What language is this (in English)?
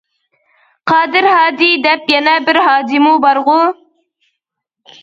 Uyghur